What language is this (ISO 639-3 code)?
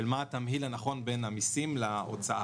heb